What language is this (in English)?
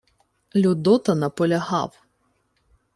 Ukrainian